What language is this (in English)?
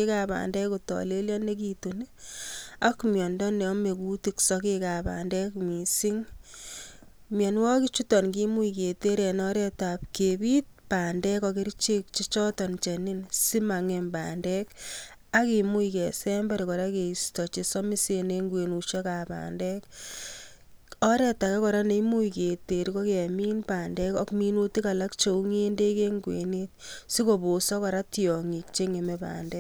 Kalenjin